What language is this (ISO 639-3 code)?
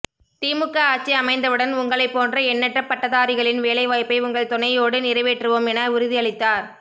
tam